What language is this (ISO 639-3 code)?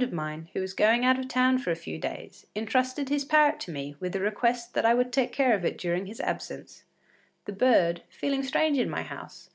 eng